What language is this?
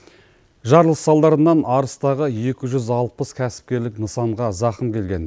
Kazakh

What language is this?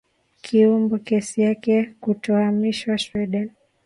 Swahili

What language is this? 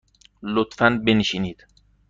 Persian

